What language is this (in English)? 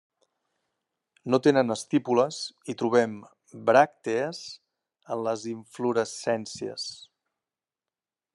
Catalan